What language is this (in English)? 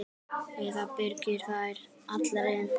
Icelandic